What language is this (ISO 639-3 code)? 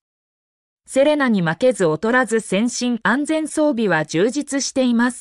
jpn